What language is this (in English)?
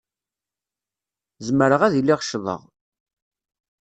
Kabyle